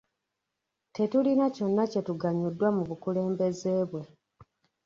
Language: Ganda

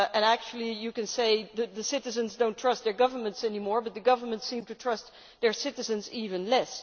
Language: English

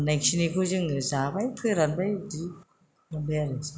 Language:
Bodo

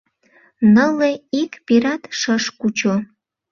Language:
Mari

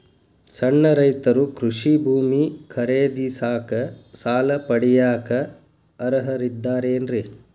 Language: Kannada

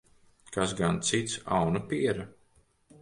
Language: Latvian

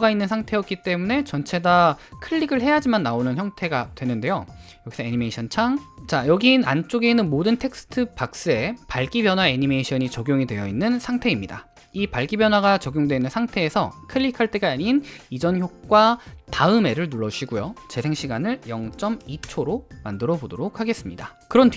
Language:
Korean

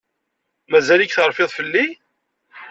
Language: Kabyle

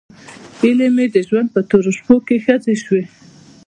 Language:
Pashto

